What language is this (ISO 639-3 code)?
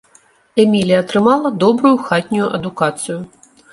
bel